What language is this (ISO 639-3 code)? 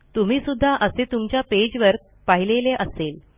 mar